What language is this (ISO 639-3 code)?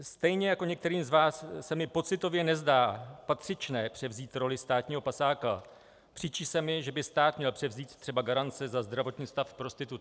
ces